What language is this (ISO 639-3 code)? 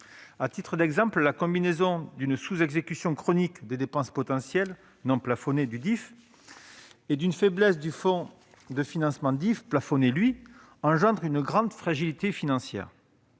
fra